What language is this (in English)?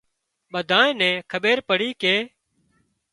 Wadiyara Koli